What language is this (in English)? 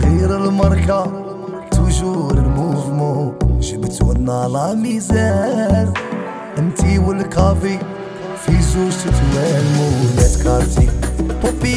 Arabic